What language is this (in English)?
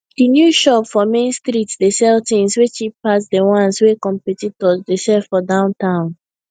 Nigerian Pidgin